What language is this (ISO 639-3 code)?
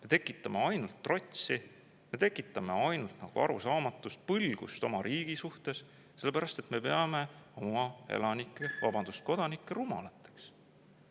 est